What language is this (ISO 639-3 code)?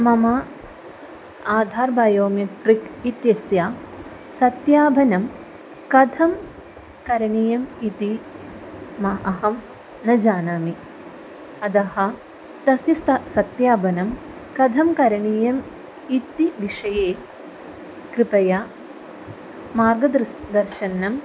san